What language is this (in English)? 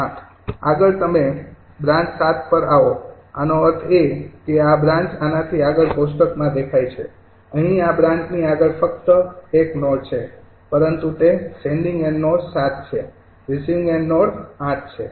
Gujarati